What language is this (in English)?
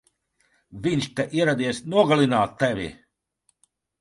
Latvian